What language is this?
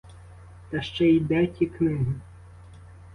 Ukrainian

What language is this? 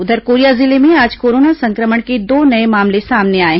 Hindi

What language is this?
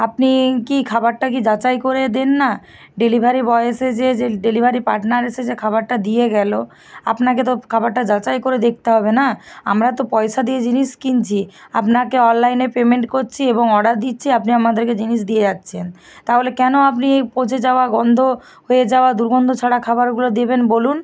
Bangla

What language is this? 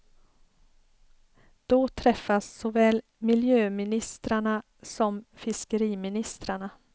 Swedish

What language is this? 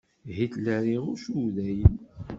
Kabyle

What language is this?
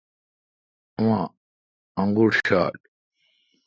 Kalkoti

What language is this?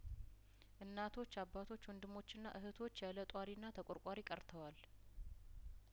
Amharic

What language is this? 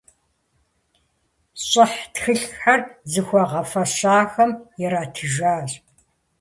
Kabardian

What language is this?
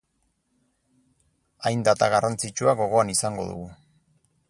Basque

